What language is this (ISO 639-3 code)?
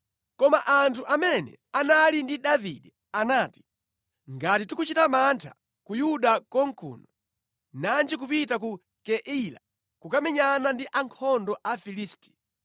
nya